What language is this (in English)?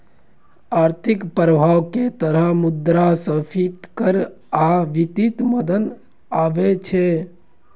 Maithili